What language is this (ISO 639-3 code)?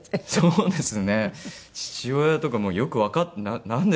jpn